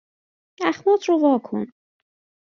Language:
Persian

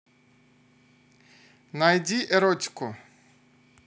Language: Russian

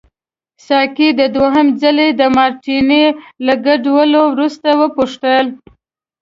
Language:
Pashto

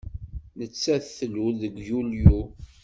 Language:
Kabyle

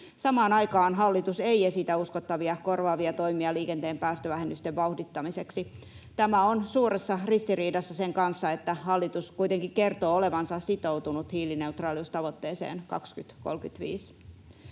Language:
Finnish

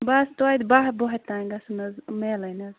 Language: Kashmiri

